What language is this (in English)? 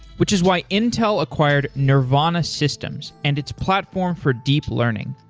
English